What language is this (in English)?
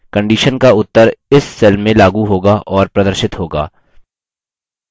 Hindi